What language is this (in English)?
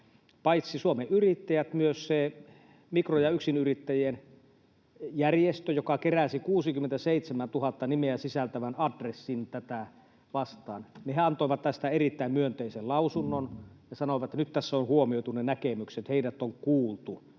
Finnish